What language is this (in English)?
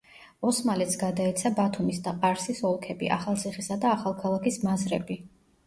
Georgian